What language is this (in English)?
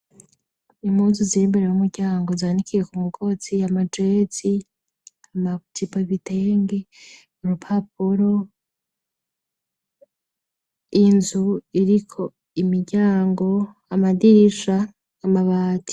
Rundi